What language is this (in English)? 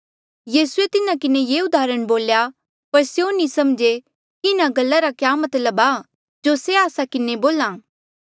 Mandeali